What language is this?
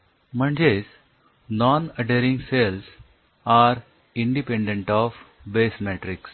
Marathi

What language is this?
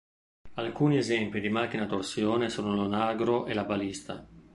Italian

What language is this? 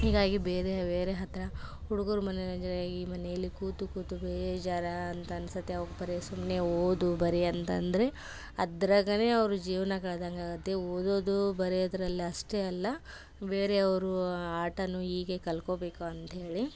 Kannada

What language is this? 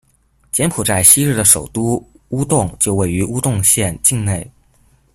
Chinese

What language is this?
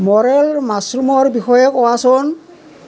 Assamese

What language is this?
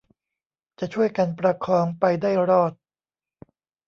Thai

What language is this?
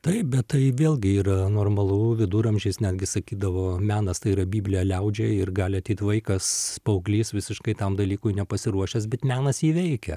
Lithuanian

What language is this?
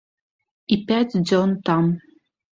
Belarusian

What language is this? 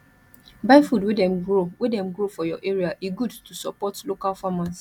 Nigerian Pidgin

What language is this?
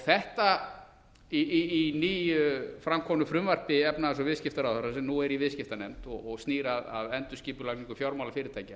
Icelandic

